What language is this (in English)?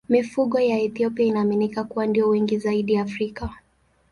Swahili